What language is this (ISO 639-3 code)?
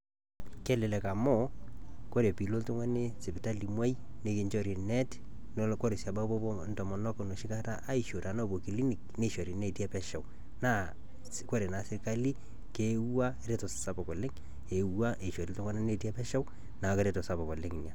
mas